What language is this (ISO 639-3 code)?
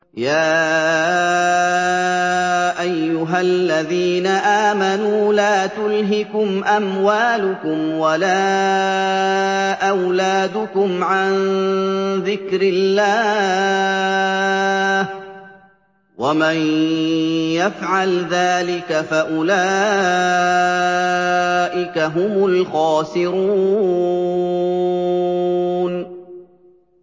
ara